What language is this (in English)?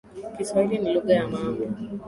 Swahili